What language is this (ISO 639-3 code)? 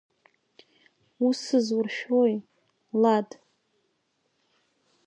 abk